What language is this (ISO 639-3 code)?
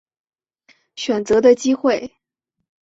zho